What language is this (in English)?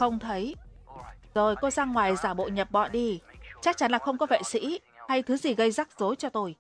Vietnamese